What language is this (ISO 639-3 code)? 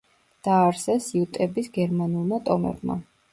kat